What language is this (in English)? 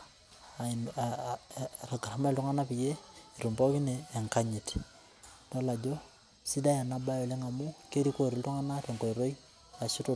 Masai